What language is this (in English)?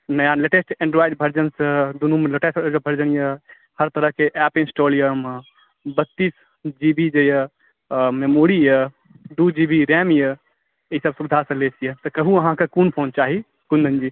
Maithili